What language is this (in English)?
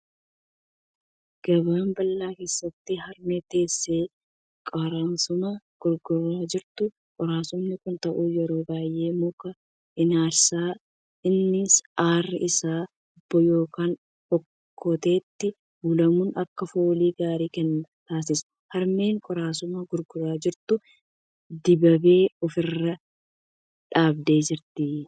Oromo